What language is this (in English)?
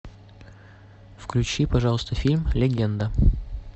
Russian